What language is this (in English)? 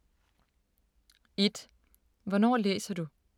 Danish